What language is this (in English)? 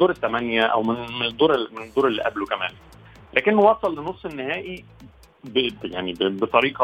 Arabic